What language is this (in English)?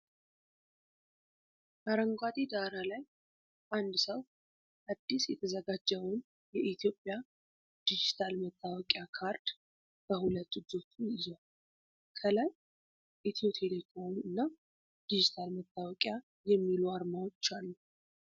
Amharic